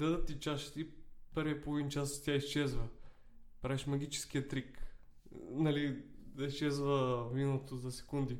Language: Bulgarian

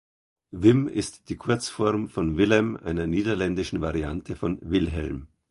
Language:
German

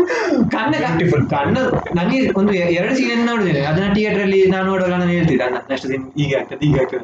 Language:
Kannada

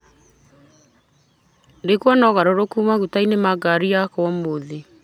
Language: Kikuyu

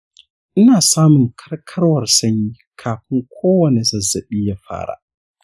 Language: Hausa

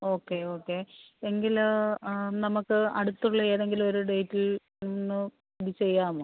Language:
Malayalam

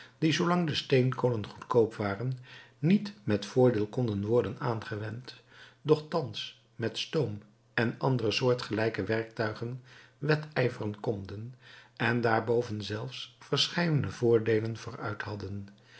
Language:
Dutch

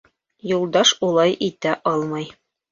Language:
Bashkir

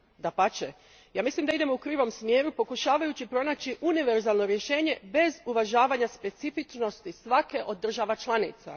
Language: Croatian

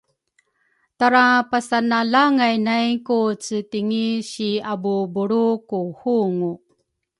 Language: Rukai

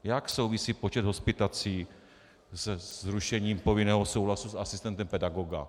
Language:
Czech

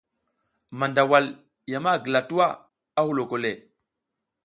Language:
South Giziga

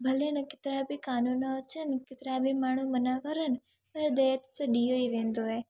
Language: Sindhi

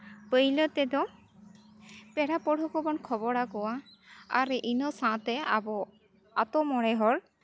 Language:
Santali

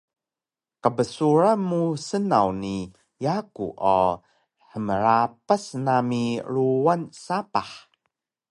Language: Taroko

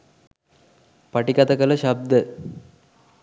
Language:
Sinhala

